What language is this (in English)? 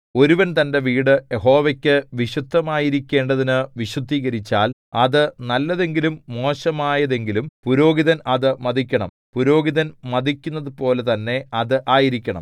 Malayalam